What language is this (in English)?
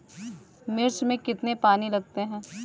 Hindi